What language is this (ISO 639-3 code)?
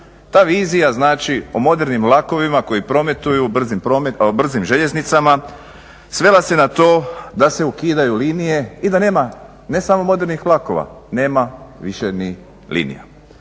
hrv